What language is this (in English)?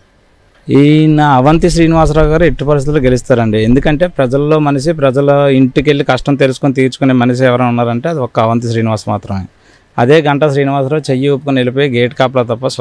Telugu